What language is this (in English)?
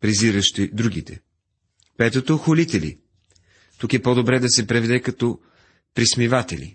Bulgarian